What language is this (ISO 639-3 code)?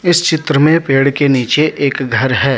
hin